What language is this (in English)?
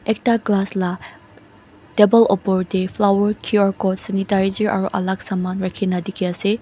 Naga Pidgin